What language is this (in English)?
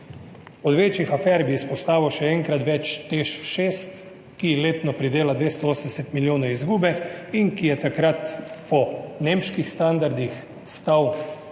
Slovenian